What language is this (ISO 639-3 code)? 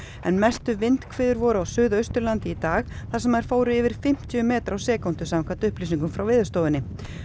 isl